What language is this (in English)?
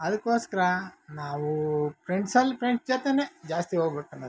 Kannada